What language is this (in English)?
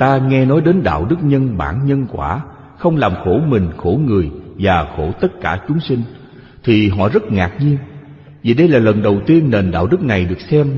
Vietnamese